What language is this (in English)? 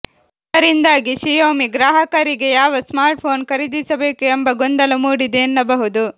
Kannada